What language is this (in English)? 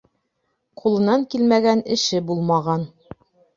Bashkir